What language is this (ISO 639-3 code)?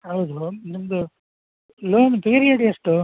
kan